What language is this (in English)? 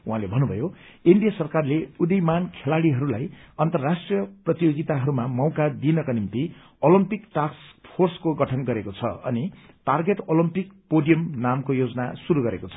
Nepali